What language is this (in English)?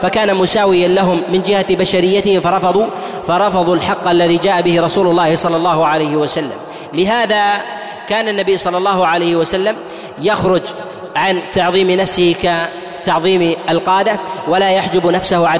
Arabic